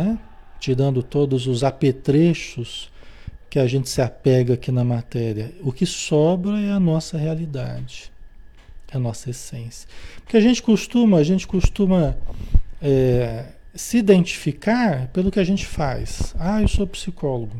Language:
Portuguese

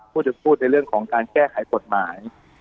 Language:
Thai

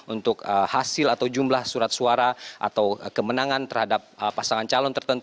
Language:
Indonesian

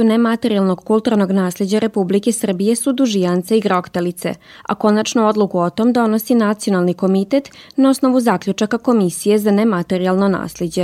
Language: Croatian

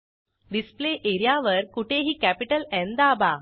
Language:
Marathi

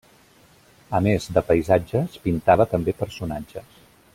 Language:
Catalan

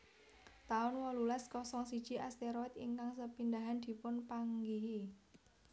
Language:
Javanese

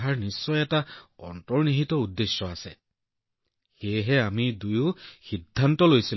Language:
Assamese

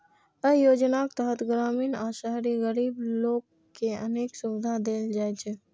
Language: Maithili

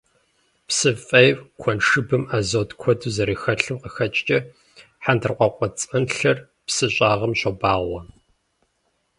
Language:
Kabardian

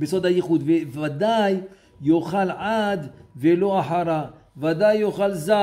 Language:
Hebrew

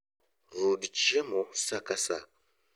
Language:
Luo (Kenya and Tanzania)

